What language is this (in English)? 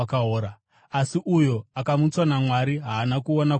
Shona